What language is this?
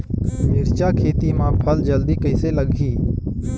Chhattisgarhi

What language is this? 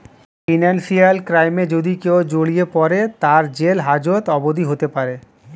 Bangla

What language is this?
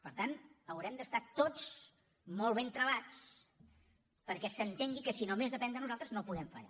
Catalan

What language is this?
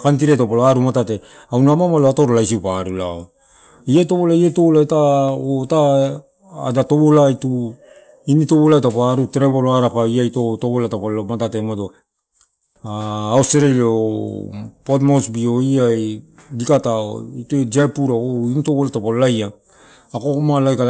Torau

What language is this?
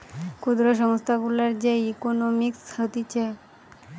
Bangla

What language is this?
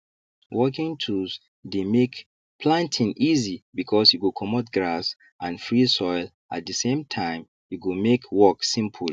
Nigerian Pidgin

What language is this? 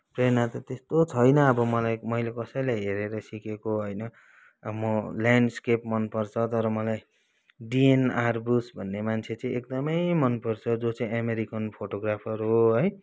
Nepali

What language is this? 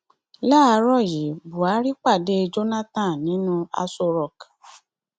Yoruba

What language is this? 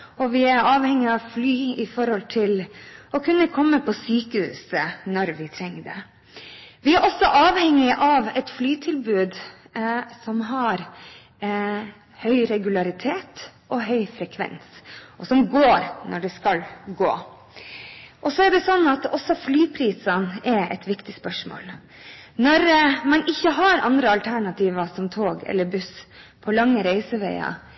Norwegian Bokmål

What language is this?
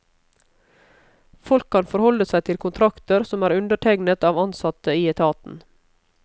Norwegian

